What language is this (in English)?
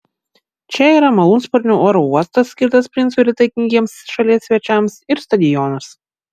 Lithuanian